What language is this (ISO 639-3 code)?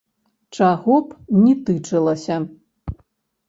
bel